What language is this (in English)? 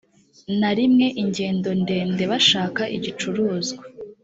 Kinyarwanda